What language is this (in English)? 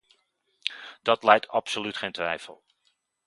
Dutch